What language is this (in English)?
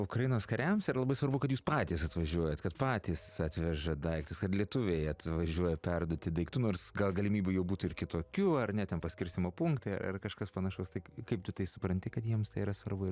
Lithuanian